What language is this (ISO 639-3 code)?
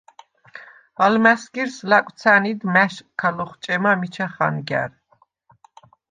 sva